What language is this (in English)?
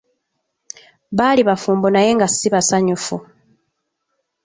Ganda